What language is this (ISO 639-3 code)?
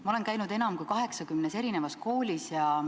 est